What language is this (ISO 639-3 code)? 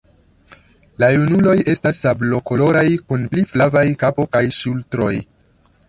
epo